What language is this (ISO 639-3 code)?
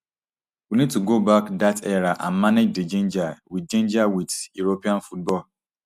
pcm